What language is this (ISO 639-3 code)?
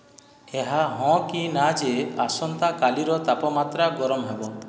ori